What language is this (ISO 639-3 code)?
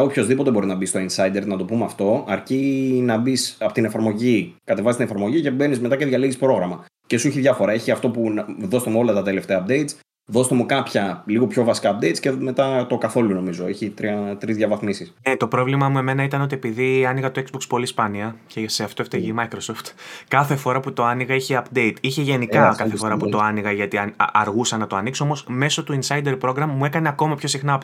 ell